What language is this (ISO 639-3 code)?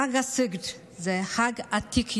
heb